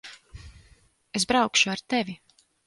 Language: Latvian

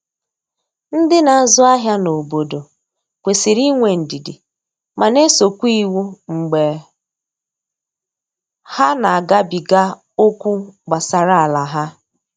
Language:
Igbo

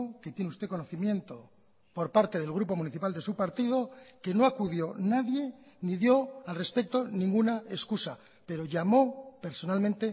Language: Spanish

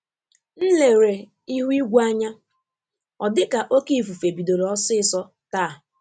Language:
Igbo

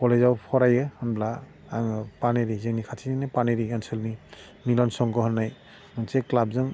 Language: Bodo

